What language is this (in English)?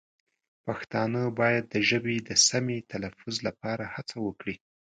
Pashto